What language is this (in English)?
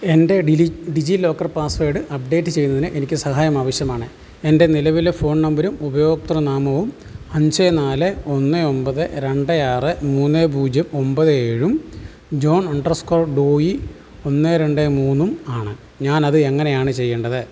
Malayalam